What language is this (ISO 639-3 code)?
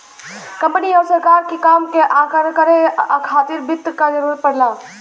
bho